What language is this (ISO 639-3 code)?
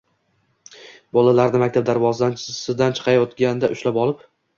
uzb